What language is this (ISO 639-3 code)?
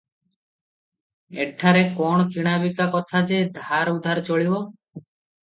ori